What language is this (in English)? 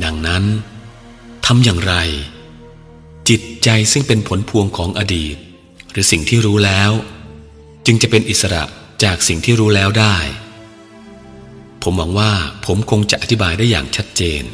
Thai